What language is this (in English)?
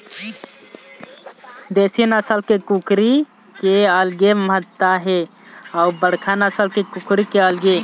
Chhattisgarhi